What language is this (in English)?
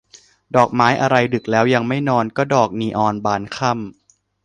Thai